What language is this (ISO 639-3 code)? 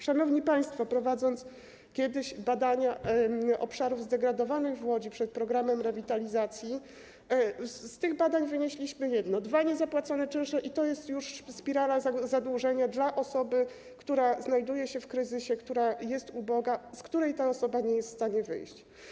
pol